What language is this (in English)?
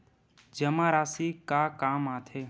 Chhattisgarhi